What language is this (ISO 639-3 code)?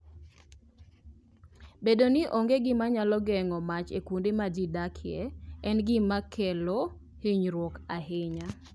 luo